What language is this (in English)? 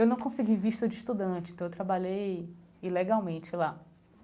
Portuguese